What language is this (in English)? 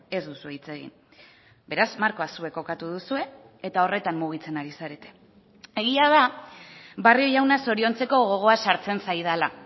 Basque